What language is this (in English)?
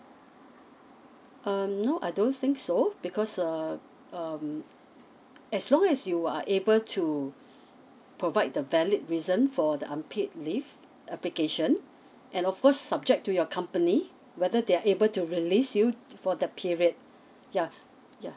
English